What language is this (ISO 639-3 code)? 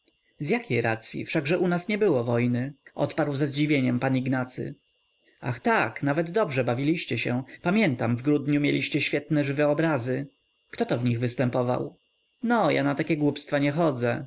pol